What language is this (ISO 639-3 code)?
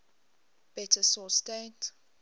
eng